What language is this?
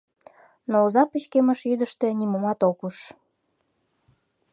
Mari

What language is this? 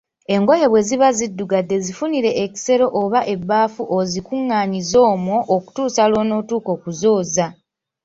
Ganda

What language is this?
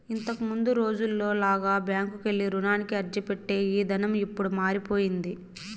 Telugu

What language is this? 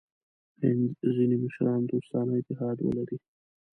Pashto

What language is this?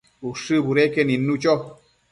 Matsés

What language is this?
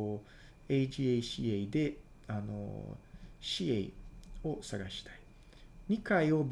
Japanese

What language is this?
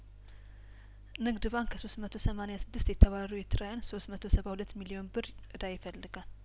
Amharic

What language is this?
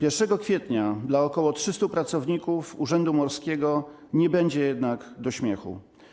Polish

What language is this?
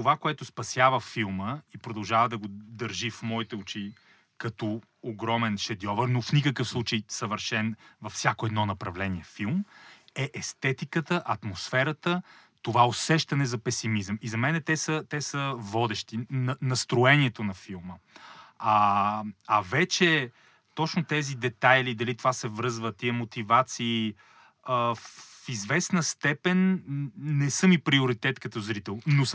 Bulgarian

